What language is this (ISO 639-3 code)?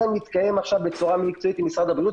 heb